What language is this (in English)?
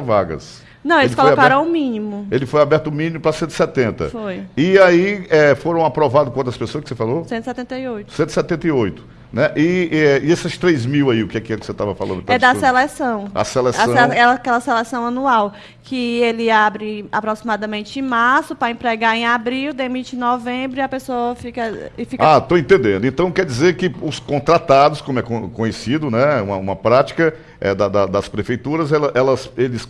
Portuguese